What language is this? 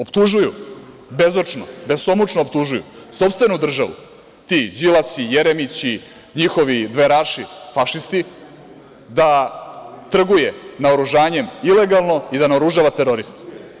Serbian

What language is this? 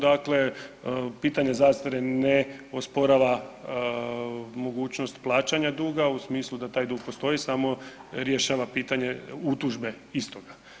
Croatian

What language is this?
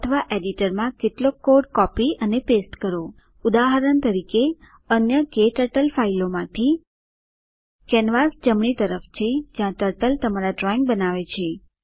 Gujarati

